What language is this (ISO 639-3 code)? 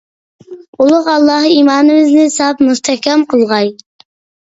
uig